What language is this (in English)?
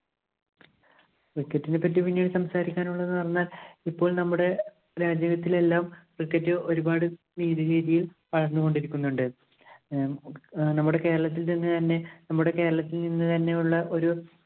Malayalam